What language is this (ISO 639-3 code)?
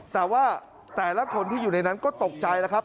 tha